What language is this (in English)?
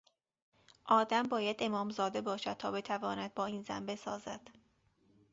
Persian